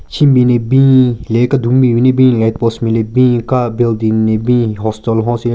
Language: Southern Rengma Naga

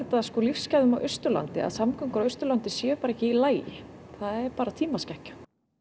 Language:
Icelandic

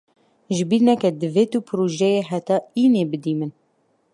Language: Kurdish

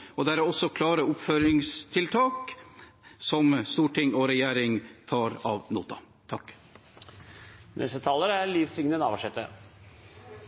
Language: Norwegian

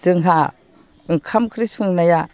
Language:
Bodo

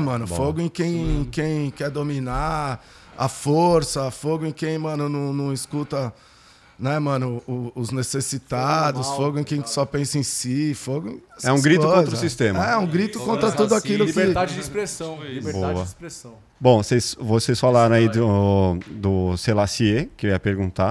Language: Portuguese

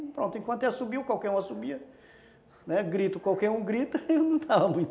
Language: Portuguese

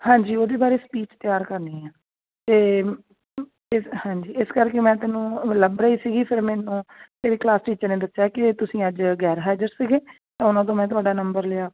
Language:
Punjabi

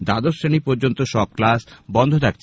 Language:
Bangla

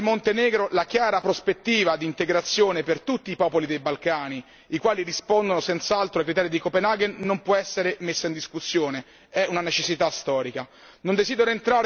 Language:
Italian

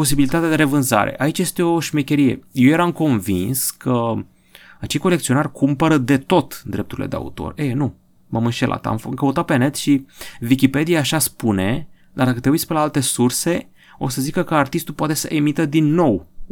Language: Romanian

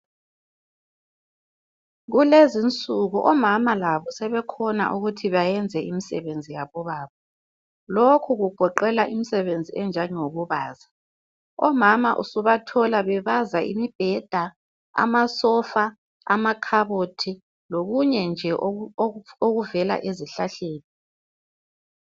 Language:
North Ndebele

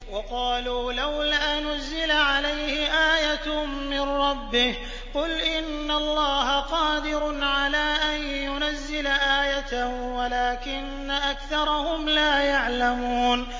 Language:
Arabic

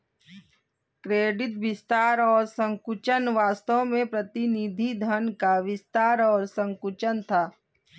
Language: Hindi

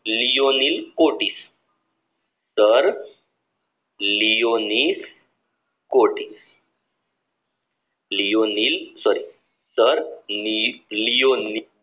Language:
Gujarati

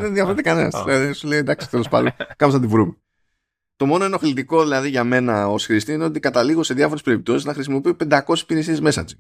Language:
Greek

